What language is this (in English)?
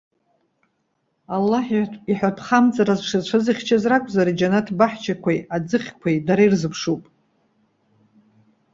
Abkhazian